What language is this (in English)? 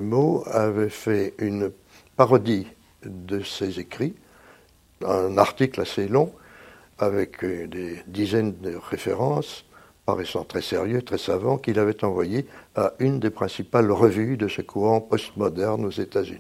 French